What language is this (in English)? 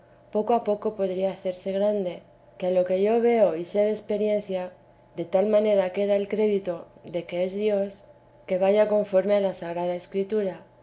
Spanish